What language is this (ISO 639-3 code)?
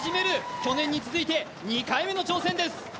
jpn